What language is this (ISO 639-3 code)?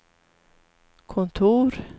swe